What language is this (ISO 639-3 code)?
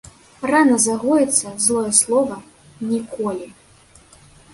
bel